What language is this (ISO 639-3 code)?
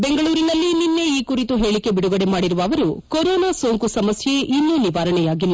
kan